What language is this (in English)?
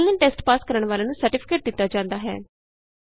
Punjabi